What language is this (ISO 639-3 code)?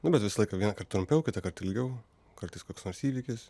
lit